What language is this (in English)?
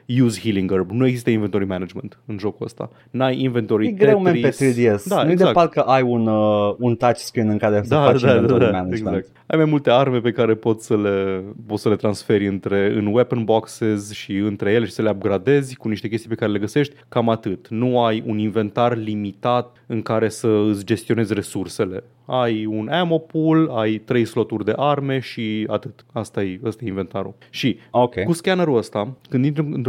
Romanian